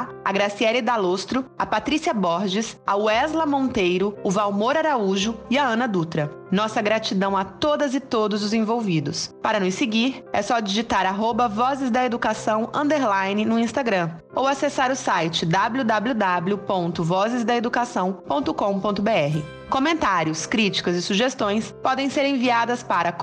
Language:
Portuguese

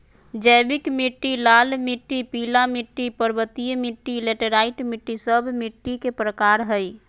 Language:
Magahi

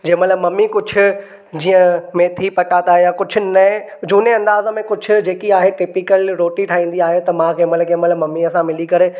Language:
Sindhi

